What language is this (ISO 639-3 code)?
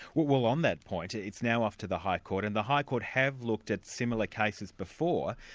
eng